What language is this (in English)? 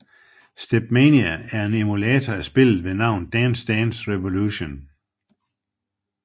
Danish